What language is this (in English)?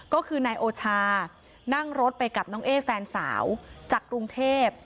Thai